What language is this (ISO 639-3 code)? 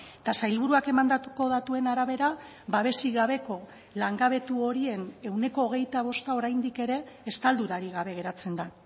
eus